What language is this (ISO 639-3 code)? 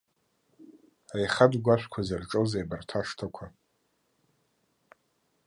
abk